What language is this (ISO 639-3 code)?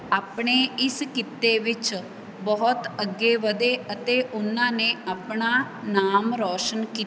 pan